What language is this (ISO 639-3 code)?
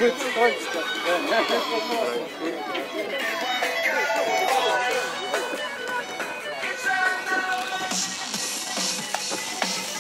rus